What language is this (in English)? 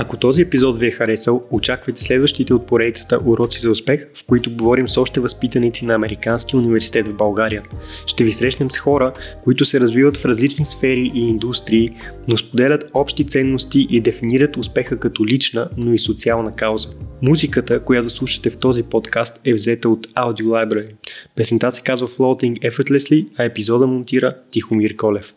Bulgarian